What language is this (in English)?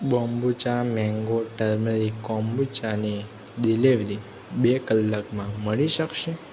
Gujarati